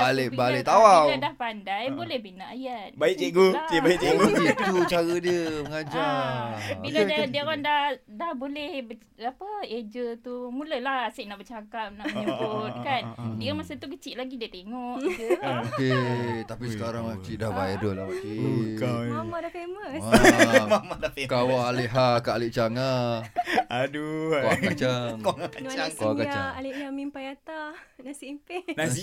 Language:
Malay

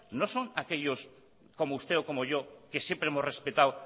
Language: Spanish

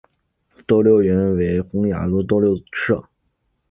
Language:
Chinese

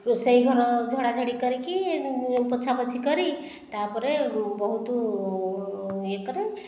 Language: Odia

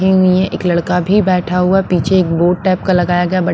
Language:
Hindi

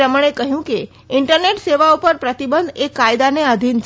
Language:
Gujarati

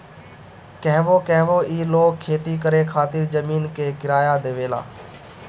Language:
Bhojpuri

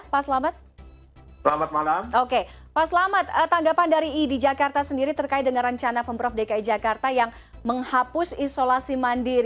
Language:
Indonesian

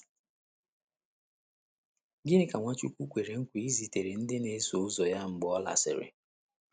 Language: Igbo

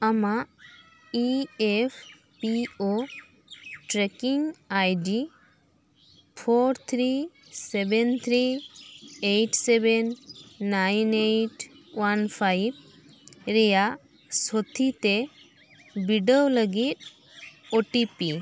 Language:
Santali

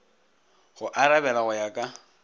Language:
Northern Sotho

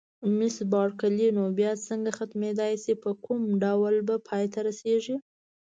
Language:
Pashto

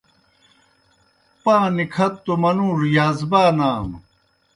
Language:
Kohistani Shina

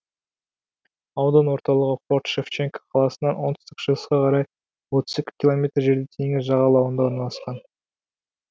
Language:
Kazakh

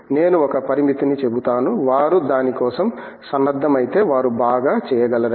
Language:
Telugu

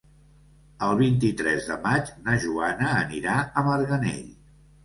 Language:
Catalan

